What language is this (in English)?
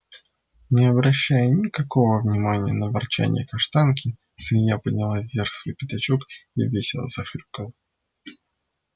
Russian